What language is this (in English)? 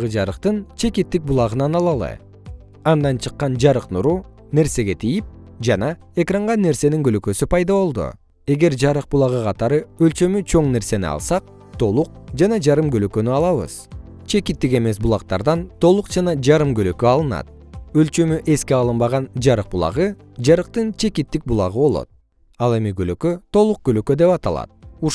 Kyrgyz